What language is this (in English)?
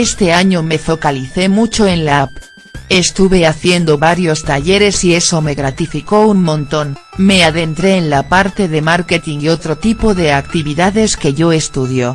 Spanish